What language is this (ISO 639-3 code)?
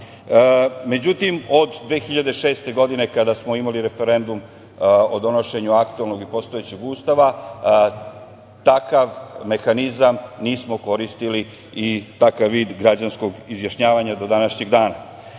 srp